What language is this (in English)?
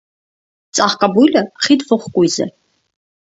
Armenian